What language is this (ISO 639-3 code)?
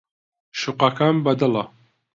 ckb